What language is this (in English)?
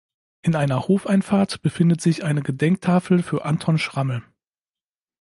German